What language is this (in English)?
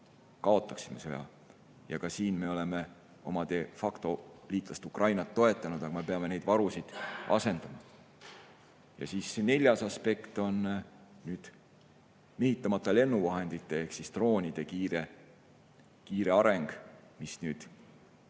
Estonian